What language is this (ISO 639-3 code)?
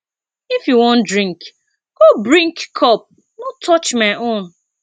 pcm